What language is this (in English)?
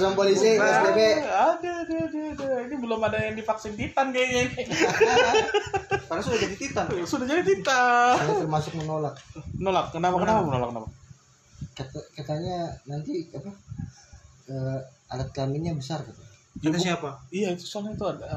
Indonesian